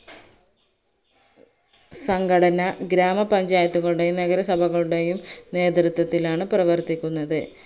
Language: Malayalam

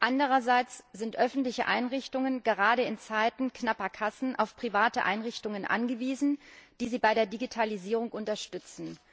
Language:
German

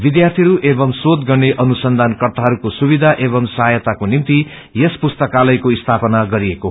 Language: Nepali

